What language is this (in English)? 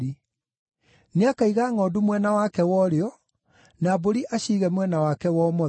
Kikuyu